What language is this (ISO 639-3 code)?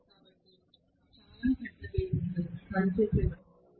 tel